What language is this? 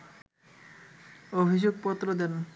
Bangla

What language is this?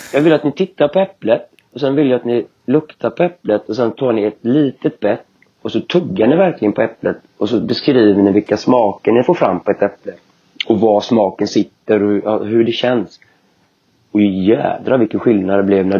Swedish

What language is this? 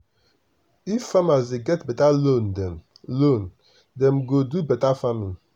Nigerian Pidgin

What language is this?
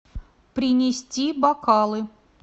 Russian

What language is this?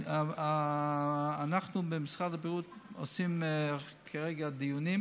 Hebrew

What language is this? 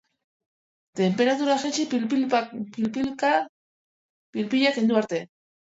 Basque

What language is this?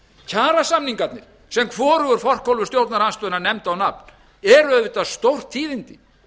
Icelandic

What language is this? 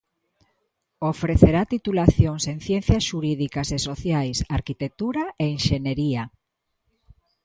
Galician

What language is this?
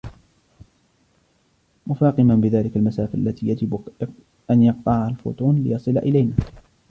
Arabic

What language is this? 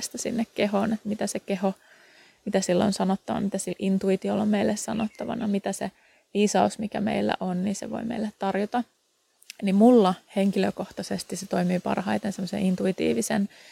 Finnish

